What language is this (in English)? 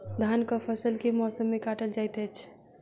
Maithili